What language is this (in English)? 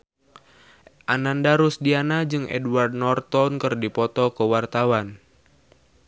Sundanese